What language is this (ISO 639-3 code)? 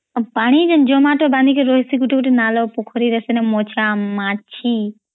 ori